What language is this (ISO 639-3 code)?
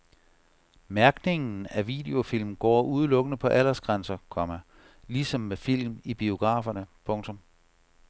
dan